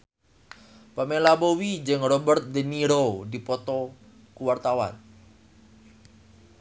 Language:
Sundanese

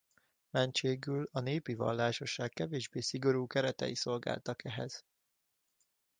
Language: Hungarian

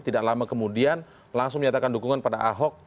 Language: Indonesian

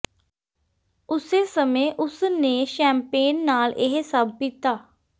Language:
Punjabi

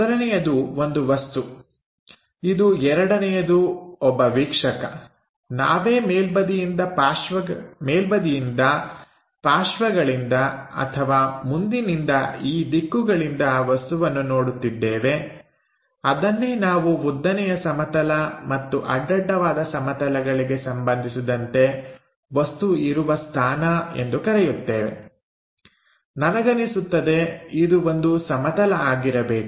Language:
Kannada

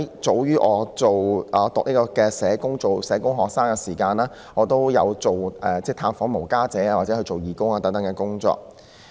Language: Cantonese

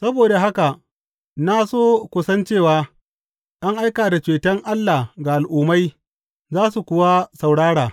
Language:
Hausa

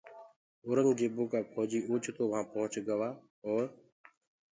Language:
Gurgula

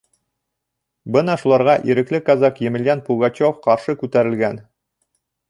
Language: Bashkir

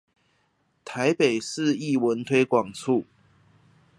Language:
Chinese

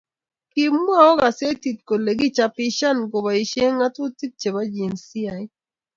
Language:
Kalenjin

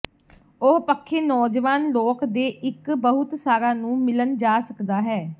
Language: Punjabi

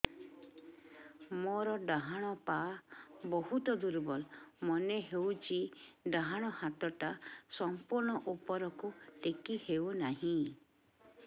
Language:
Odia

